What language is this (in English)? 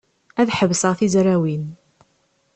Kabyle